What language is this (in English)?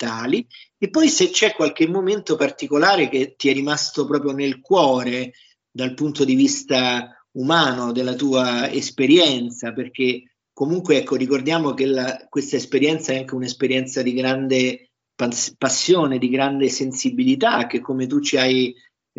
Italian